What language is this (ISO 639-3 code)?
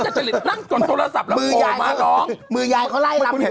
tha